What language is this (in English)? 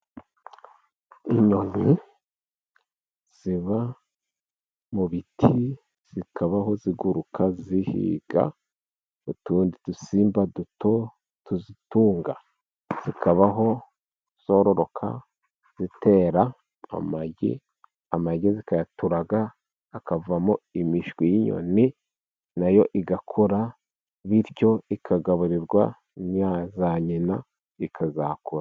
Kinyarwanda